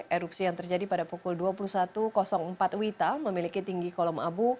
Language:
Indonesian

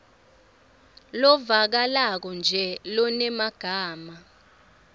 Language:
Swati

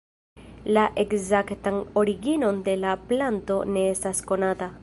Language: Esperanto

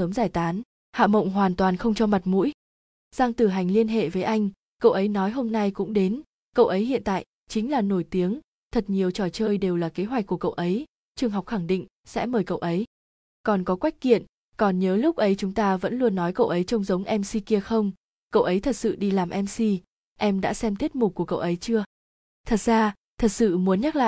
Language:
Vietnamese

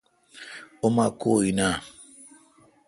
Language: Kalkoti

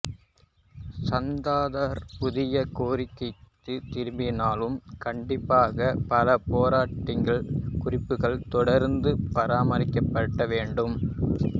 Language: Tamil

